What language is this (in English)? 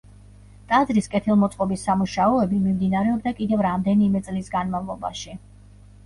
Georgian